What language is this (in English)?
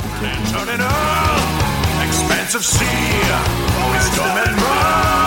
French